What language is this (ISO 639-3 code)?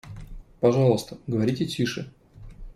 rus